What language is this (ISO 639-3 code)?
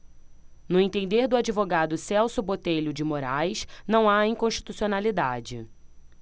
por